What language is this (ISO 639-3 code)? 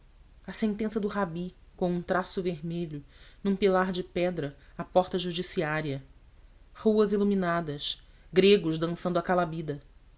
por